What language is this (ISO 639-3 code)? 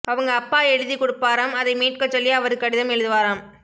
tam